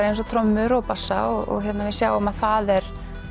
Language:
Icelandic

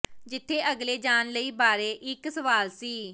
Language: Punjabi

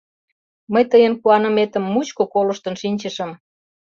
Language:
Mari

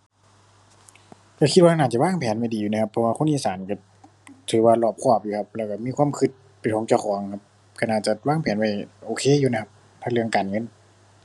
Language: Thai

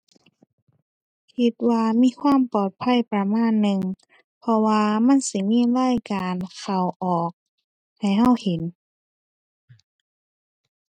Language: Thai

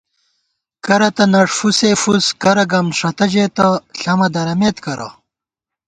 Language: Gawar-Bati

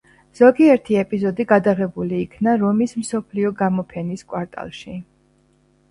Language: Georgian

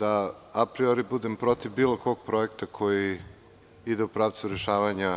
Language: Serbian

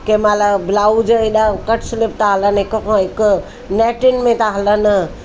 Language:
Sindhi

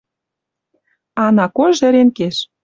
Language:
Western Mari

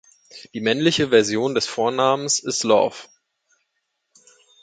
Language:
German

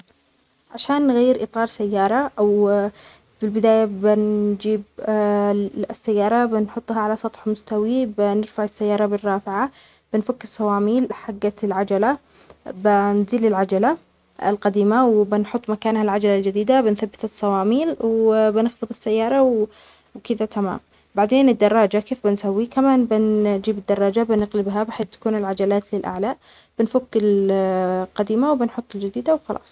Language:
Omani Arabic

